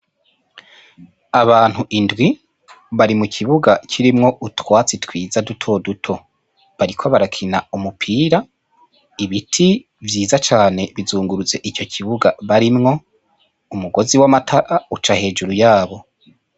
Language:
Rundi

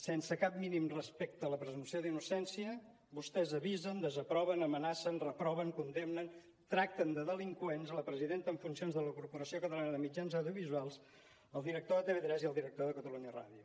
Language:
Catalan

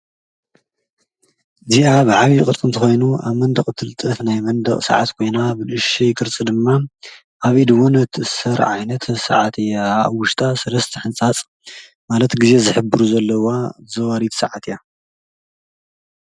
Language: Tigrinya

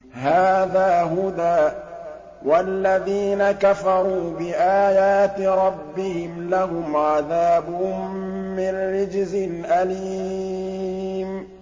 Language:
Arabic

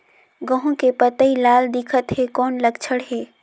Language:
Chhattisgarhi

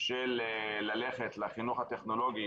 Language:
Hebrew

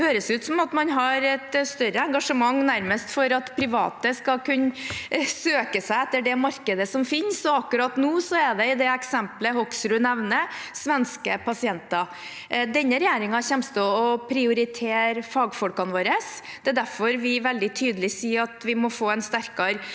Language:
Norwegian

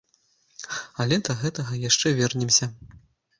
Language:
Belarusian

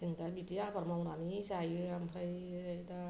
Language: Bodo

